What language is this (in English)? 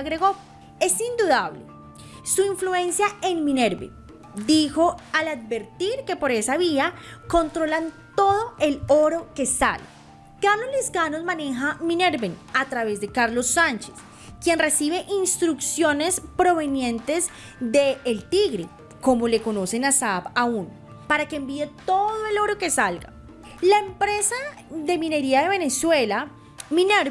Spanish